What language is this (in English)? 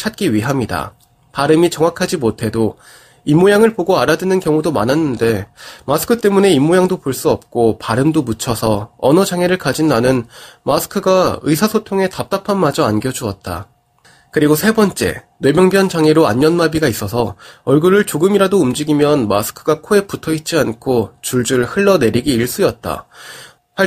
Korean